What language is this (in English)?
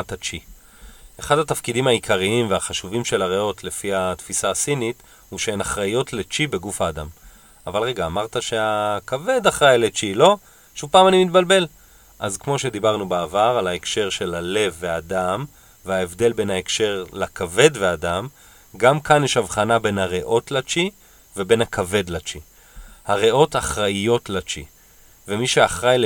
Hebrew